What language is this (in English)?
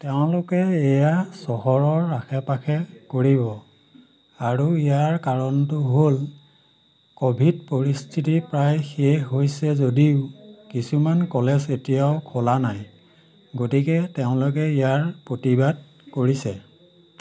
Assamese